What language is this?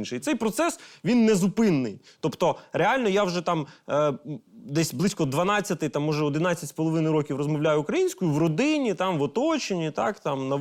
Ukrainian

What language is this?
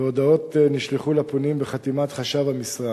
Hebrew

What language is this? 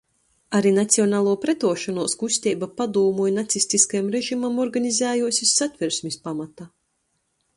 Latgalian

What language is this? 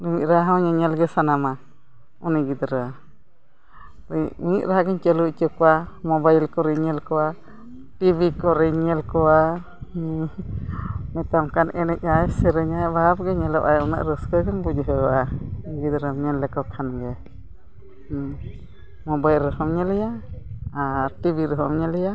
Santali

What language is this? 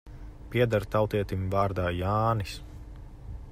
Latvian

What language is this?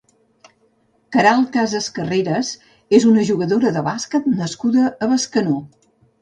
Catalan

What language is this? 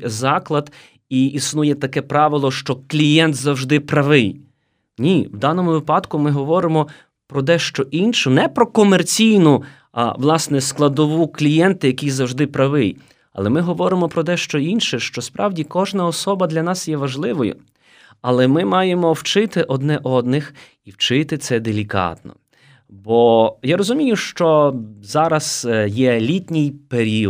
Ukrainian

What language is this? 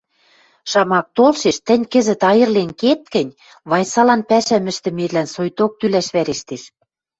Western Mari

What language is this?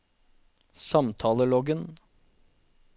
Norwegian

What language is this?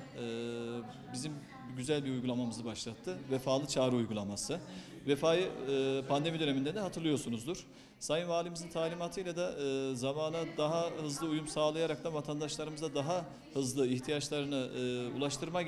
Turkish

